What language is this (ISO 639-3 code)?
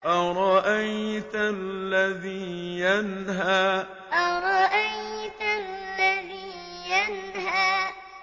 ara